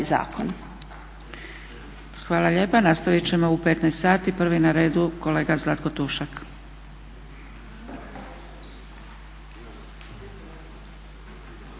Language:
Croatian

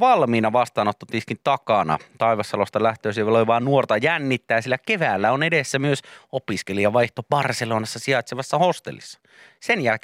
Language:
Finnish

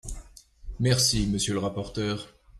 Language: French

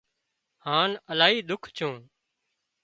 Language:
Wadiyara Koli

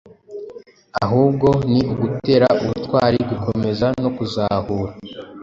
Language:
Kinyarwanda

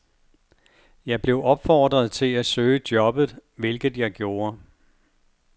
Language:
Danish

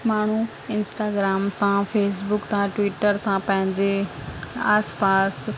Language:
Sindhi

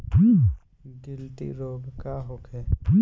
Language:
Bhojpuri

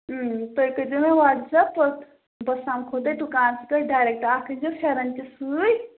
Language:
Kashmiri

